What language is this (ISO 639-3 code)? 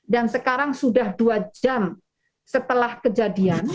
ind